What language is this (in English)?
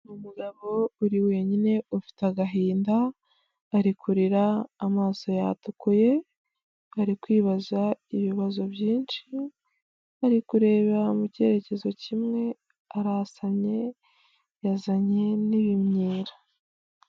Kinyarwanda